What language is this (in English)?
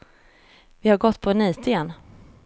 Swedish